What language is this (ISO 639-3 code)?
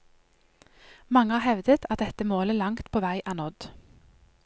nor